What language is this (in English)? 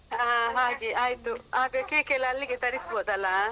Kannada